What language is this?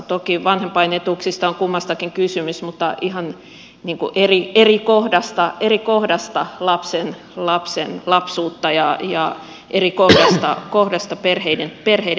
Finnish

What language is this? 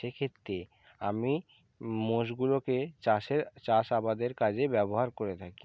Bangla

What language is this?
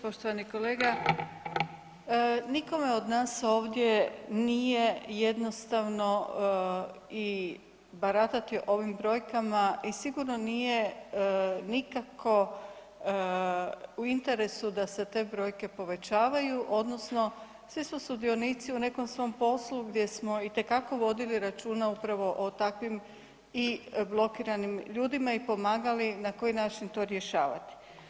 Croatian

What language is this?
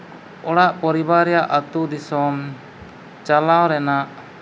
Santali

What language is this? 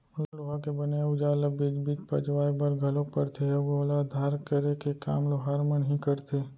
Chhattisgarhi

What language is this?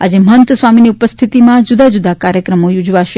Gujarati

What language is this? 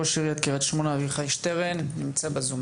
Hebrew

